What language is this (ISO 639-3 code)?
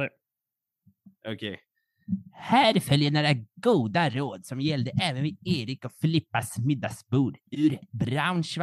swe